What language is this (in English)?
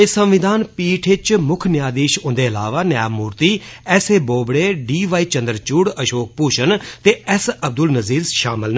Dogri